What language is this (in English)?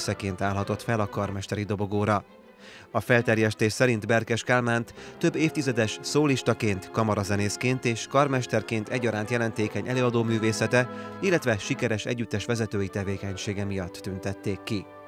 Hungarian